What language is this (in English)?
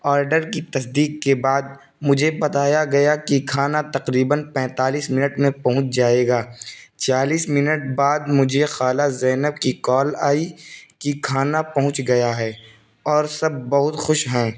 Urdu